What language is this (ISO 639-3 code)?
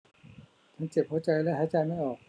tha